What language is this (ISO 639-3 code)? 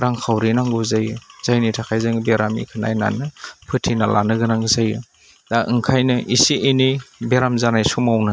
brx